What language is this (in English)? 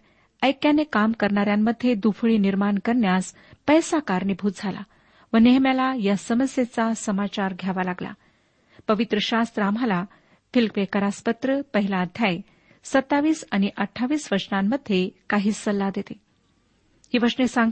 Marathi